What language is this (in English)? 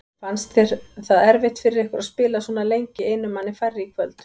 Icelandic